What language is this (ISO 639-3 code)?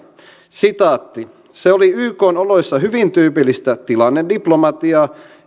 fin